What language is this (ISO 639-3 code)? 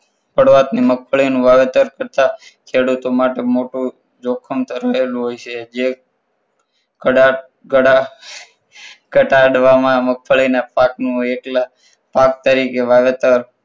guj